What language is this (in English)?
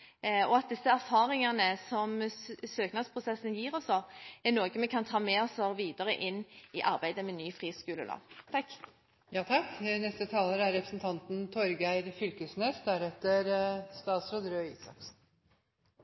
Norwegian Bokmål